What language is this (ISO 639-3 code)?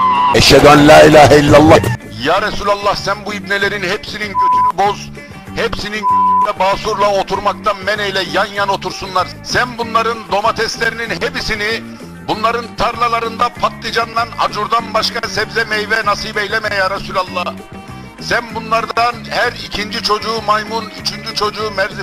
tur